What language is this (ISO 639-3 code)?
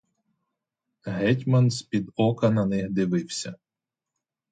ukr